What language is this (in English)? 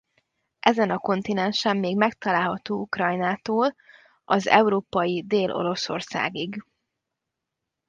Hungarian